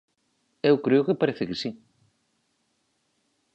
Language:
Galician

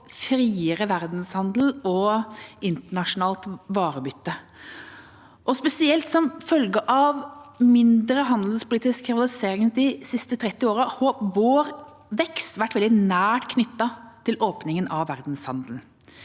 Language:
Norwegian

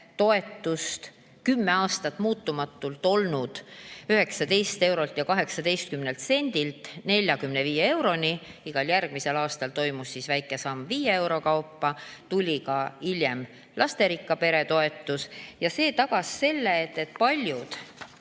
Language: Estonian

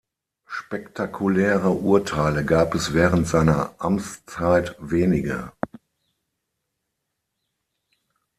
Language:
German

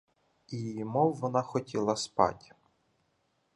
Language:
Ukrainian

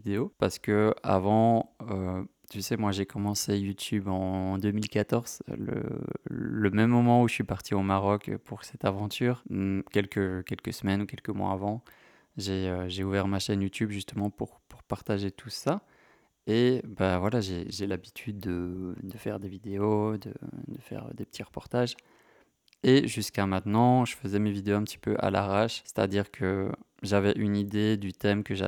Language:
French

